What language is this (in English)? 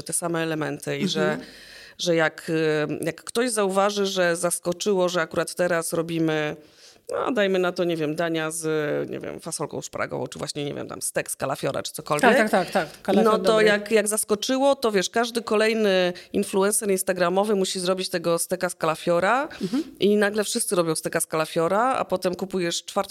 Polish